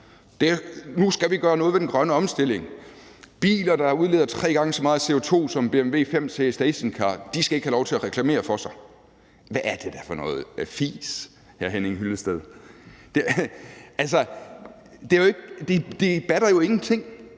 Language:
Danish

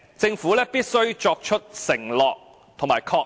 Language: Cantonese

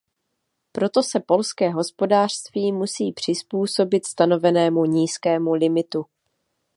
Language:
Czech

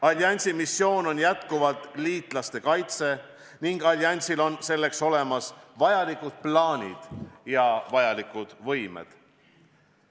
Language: Estonian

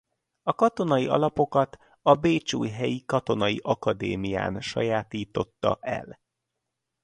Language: Hungarian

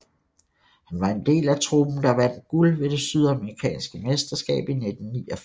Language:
Danish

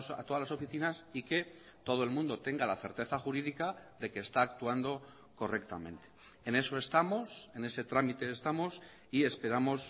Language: Spanish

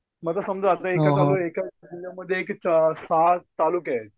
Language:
Marathi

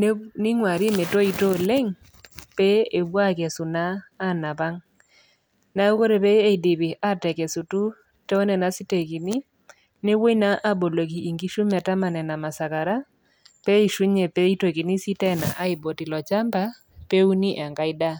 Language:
Masai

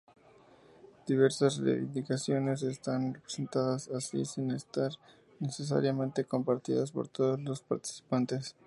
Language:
Spanish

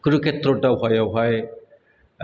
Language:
Bodo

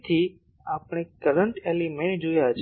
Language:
Gujarati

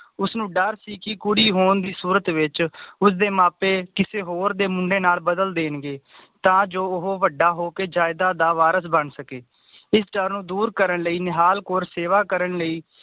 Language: Punjabi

